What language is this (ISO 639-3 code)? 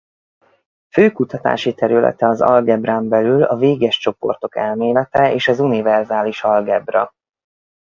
hun